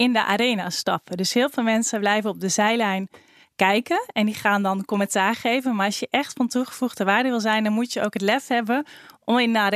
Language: Dutch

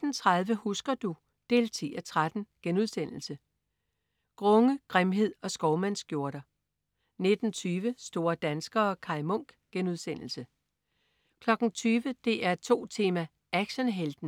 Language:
Danish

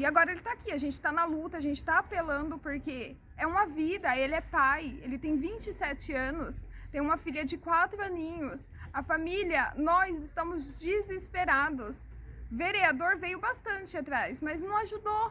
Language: Portuguese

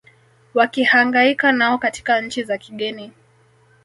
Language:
Swahili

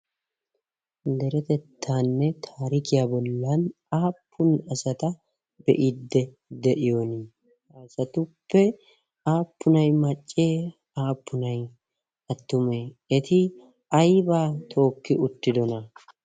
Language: Wolaytta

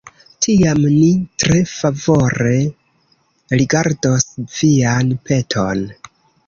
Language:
Esperanto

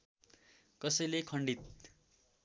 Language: Nepali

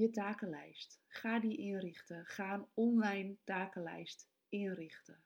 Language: Dutch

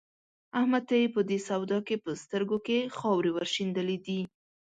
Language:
Pashto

